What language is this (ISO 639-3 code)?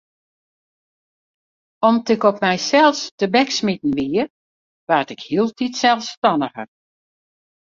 fry